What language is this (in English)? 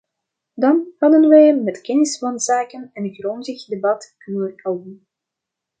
Dutch